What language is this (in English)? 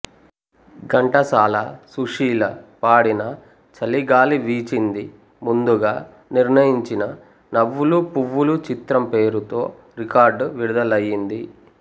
Telugu